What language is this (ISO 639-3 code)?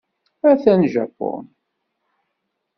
kab